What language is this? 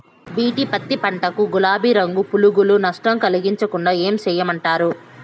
Telugu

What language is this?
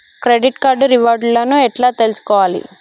Telugu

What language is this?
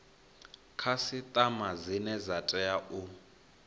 Venda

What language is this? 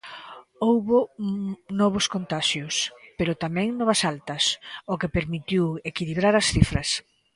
Galician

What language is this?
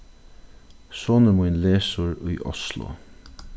Faroese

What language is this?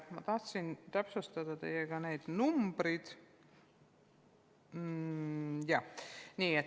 Estonian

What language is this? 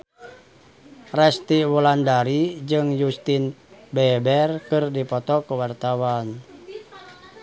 Sundanese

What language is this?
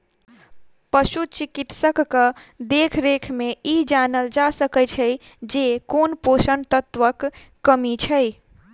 Maithili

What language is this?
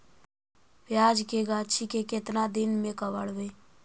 Magahi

